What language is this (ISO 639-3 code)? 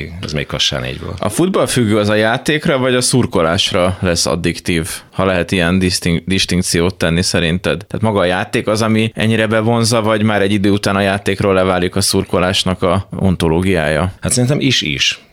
hun